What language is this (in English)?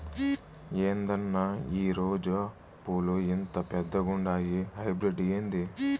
Telugu